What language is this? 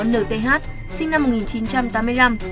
Vietnamese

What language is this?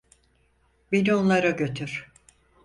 Turkish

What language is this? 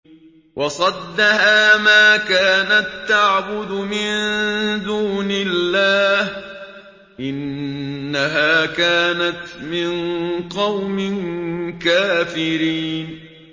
Arabic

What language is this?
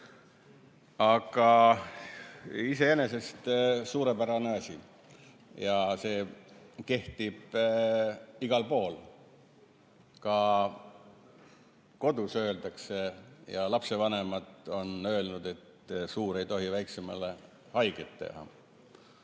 Estonian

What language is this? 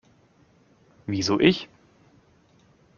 German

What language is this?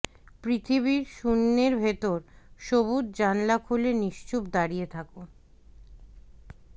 Bangla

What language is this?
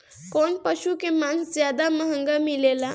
Bhojpuri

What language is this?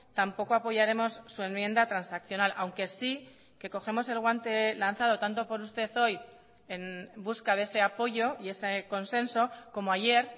Spanish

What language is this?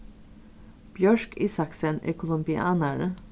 Faroese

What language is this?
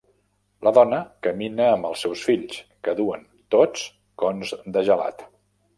Catalan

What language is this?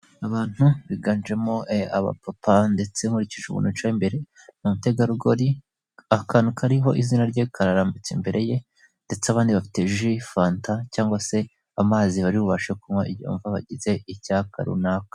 Kinyarwanda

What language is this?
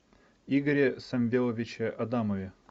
Russian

